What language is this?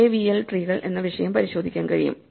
Malayalam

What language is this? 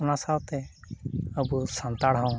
Santali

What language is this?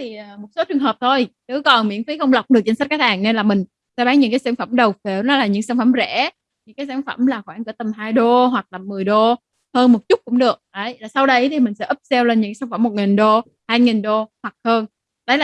Vietnamese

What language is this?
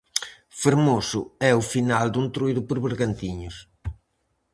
Galician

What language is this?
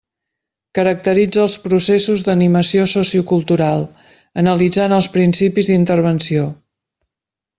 Catalan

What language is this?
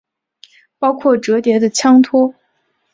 Chinese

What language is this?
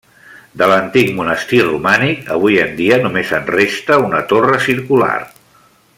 Catalan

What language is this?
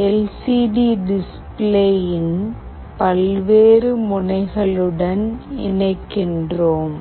Tamil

